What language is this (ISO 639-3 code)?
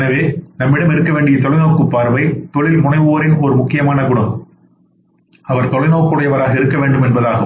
tam